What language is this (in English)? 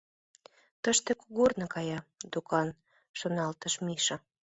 Mari